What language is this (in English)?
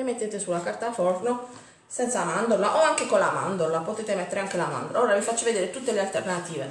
Italian